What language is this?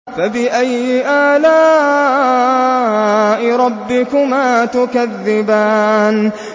Arabic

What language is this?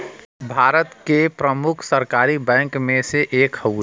Bhojpuri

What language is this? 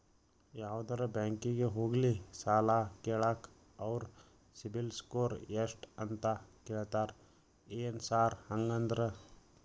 Kannada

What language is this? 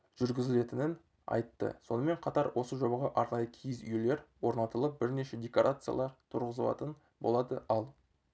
Kazakh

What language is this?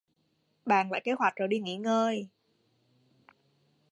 Vietnamese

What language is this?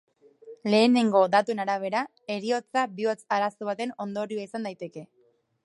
Basque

